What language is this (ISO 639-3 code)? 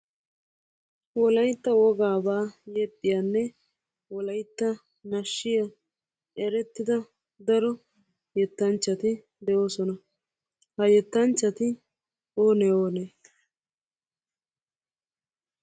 wal